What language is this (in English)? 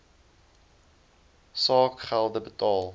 Afrikaans